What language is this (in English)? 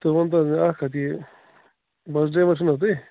Kashmiri